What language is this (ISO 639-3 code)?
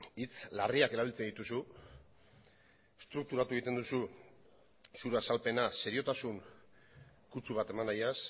eus